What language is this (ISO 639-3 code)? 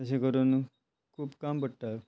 kok